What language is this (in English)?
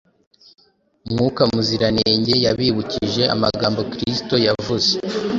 Kinyarwanda